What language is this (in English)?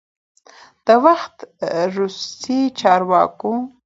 Pashto